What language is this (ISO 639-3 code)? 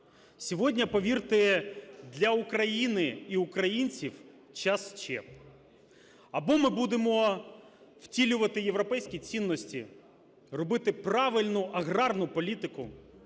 ukr